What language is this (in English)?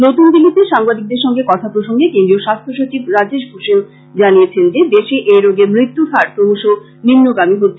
Bangla